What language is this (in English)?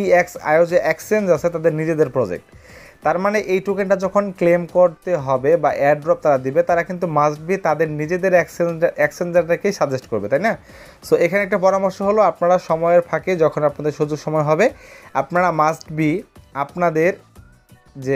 Bangla